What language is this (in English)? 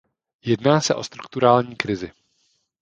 Czech